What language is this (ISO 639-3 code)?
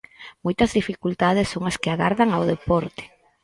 glg